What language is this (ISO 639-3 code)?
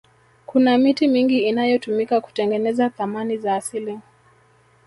swa